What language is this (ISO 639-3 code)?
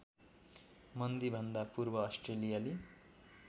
nep